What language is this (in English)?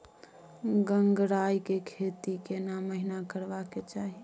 Maithili